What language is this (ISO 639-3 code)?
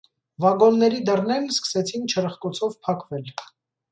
hye